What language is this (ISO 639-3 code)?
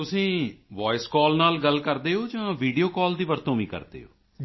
pan